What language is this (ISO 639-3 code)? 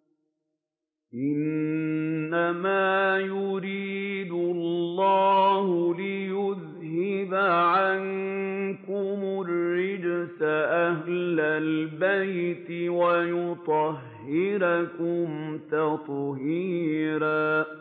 ara